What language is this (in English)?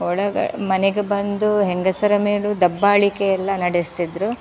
Kannada